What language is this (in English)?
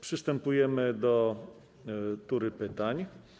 Polish